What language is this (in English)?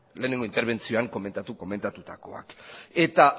Basque